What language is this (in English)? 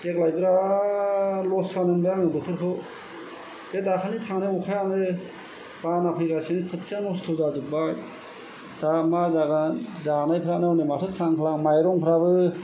Bodo